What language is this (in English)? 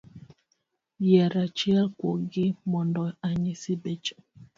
Luo (Kenya and Tanzania)